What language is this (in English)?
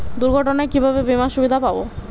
Bangla